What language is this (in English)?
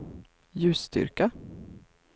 Swedish